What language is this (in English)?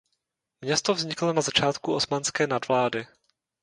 Czech